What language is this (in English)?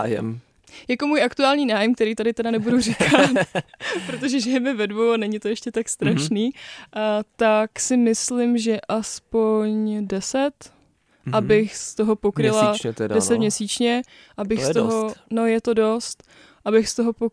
Czech